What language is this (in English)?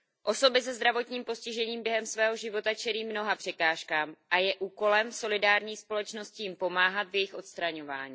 Czech